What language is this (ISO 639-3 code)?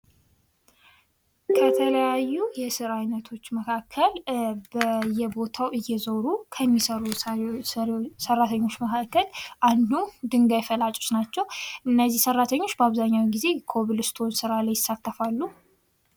amh